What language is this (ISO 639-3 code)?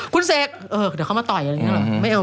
tha